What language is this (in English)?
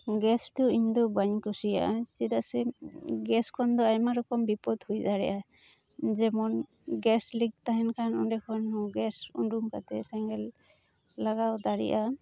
Santali